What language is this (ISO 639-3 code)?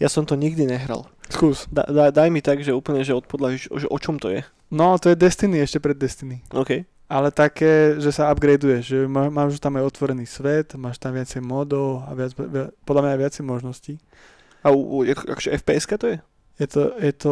slk